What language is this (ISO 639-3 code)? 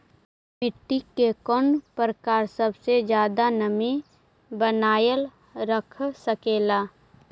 mag